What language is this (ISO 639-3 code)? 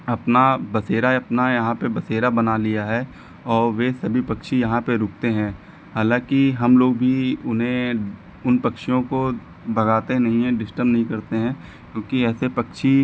hin